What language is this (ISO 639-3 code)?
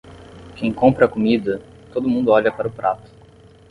por